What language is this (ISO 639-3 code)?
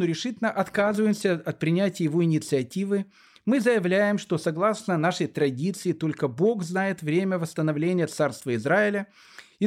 rus